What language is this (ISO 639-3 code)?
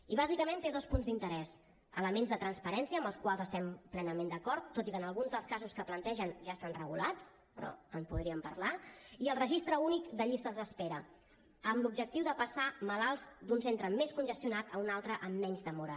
cat